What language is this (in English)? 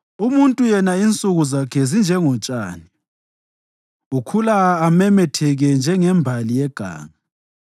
North Ndebele